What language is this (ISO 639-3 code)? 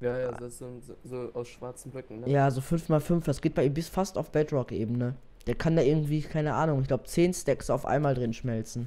deu